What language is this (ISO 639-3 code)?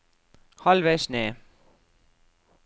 nor